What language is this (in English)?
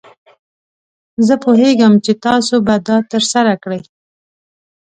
Pashto